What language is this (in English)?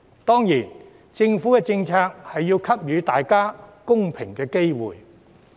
Cantonese